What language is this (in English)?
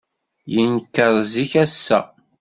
Kabyle